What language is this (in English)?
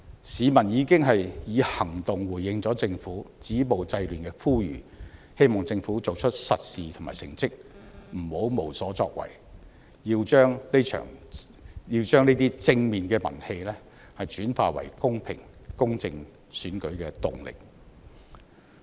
Cantonese